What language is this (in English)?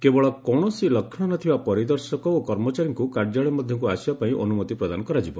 Odia